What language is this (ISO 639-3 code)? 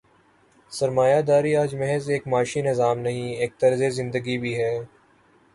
urd